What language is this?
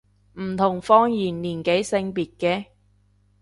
Cantonese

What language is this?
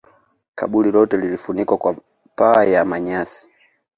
Swahili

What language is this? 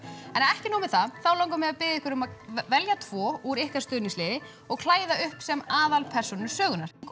Icelandic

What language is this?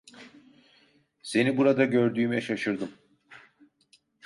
Turkish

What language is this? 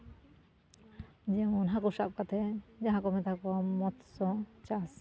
Santali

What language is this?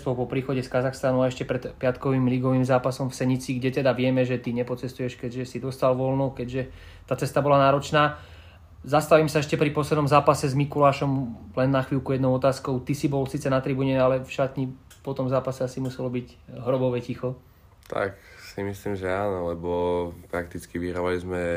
Slovak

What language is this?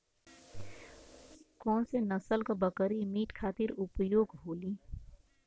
Bhojpuri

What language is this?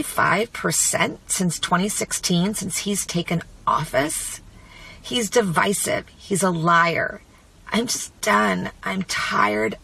English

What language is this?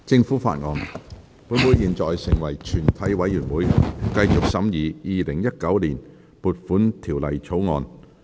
Cantonese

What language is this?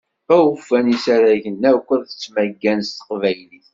Kabyle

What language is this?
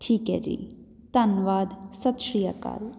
Punjabi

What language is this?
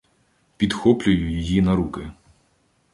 Ukrainian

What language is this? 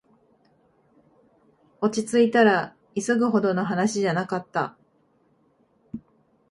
Japanese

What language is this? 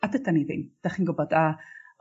Welsh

